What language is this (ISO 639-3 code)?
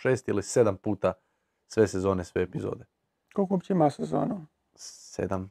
hrv